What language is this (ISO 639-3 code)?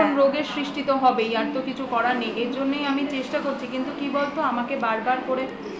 ben